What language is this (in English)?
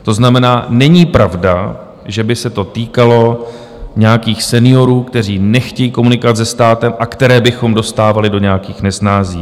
Czech